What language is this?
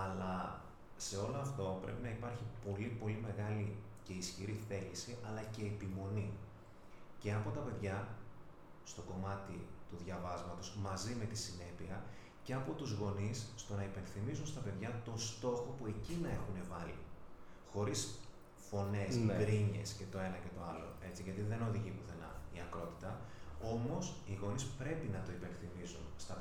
Greek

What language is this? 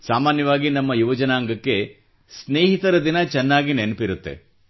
Kannada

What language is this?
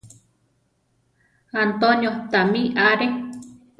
Central Tarahumara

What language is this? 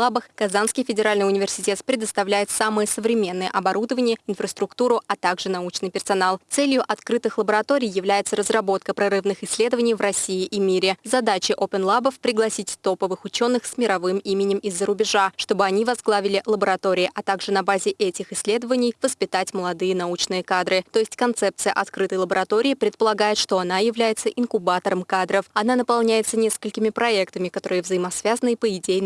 Russian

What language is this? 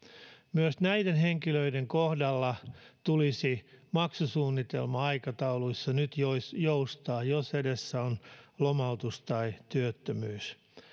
Finnish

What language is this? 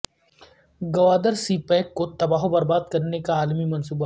Urdu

